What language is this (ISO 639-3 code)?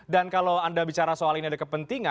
ind